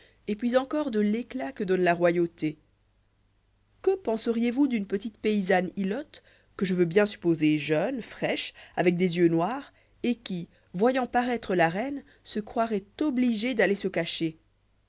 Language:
French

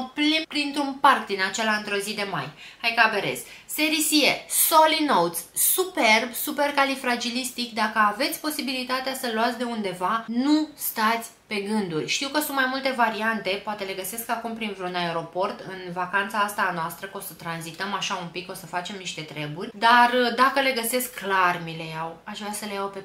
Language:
Romanian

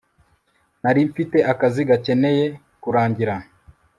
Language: Kinyarwanda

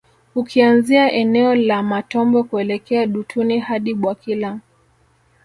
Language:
Swahili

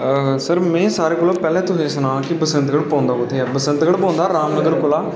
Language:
Dogri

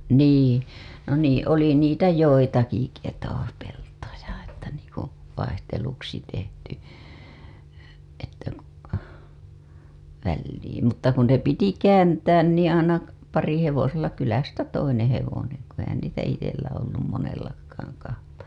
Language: Finnish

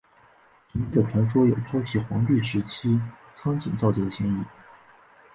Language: Chinese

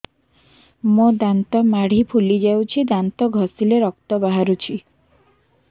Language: Odia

